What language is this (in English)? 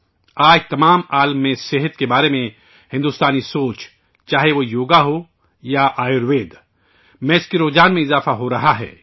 Urdu